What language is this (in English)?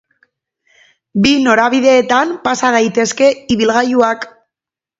Basque